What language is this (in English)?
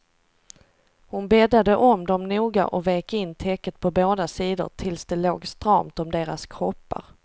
Swedish